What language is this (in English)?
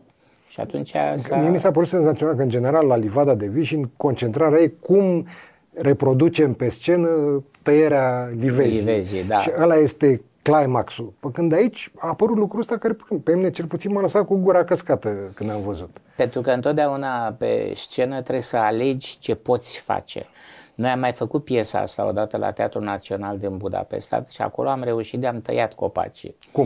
Romanian